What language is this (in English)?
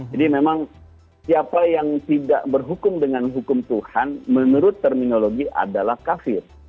Indonesian